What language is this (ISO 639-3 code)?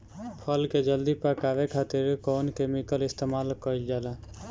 bho